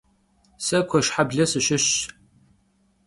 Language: Kabardian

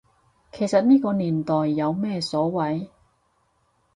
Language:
Cantonese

